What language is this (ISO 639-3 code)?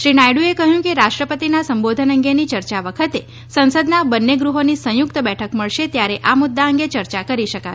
guj